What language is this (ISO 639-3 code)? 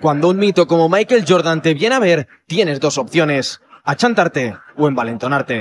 spa